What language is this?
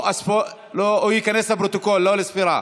Hebrew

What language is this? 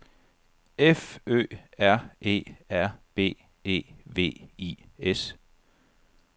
Danish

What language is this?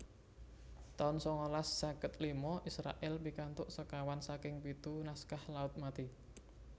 Javanese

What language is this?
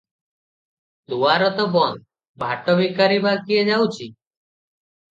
Odia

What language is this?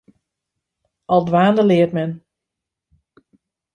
Western Frisian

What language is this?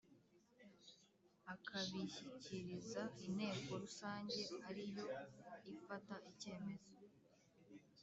Kinyarwanda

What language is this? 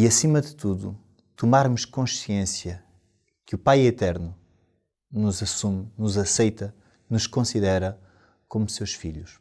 Portuguese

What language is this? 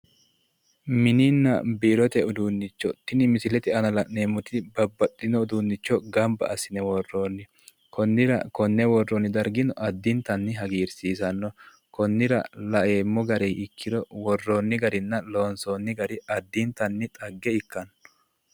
Sidamo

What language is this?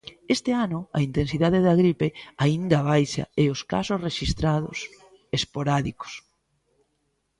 Galician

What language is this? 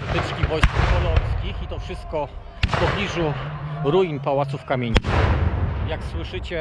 Polish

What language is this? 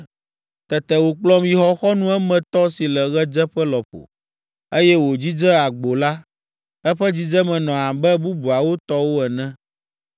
Ewe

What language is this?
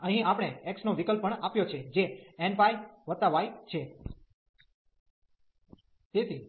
Gujarati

